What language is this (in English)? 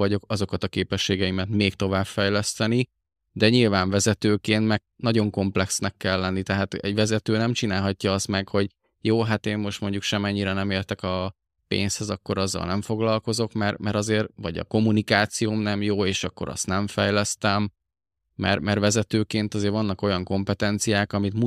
Hungarian